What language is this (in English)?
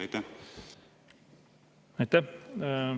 Estonian